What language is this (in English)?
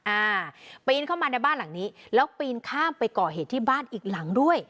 Thai